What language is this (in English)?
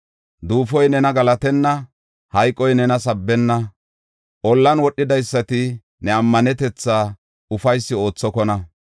Gofa